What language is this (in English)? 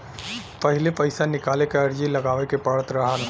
Bhojpuri